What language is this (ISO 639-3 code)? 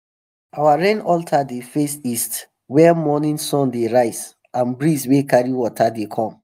pcm